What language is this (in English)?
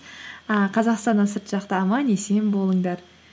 Kazakh